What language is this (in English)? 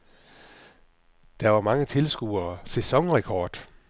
Danish